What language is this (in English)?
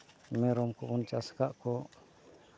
Santali